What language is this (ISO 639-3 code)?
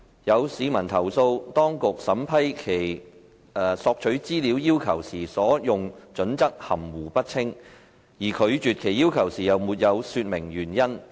yue